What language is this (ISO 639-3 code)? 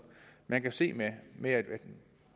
dan